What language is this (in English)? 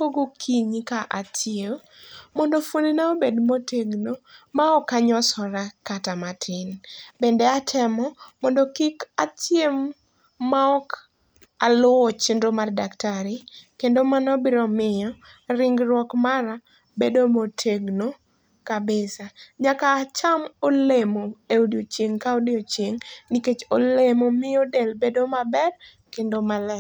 Luo (Kenya and Tanzania)